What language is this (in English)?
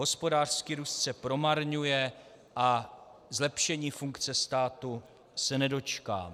Czech